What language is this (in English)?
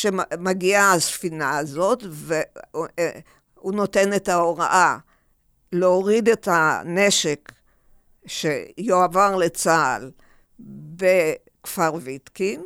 Hebrew